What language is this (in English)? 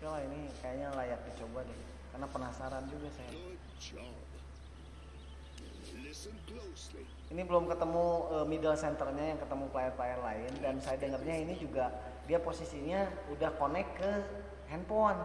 Indonesian